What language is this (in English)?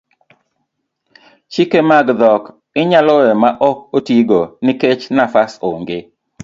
Luo (Kenya and Tanzania)